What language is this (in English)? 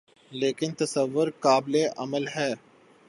Urdu